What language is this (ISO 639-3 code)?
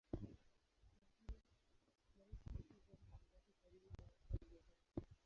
swa